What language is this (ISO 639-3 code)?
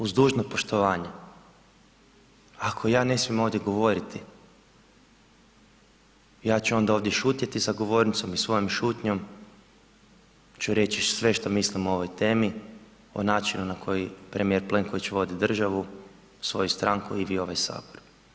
hrv